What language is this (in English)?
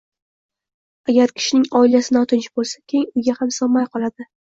Uzbek